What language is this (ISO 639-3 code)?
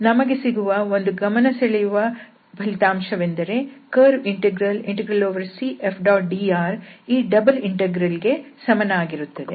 kan